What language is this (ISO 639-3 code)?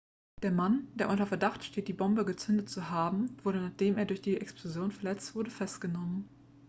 deu